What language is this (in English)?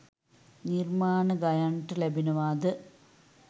Sinhala